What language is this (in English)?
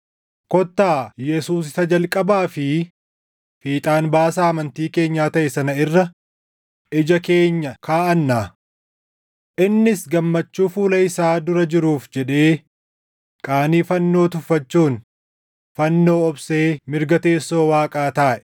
Oromo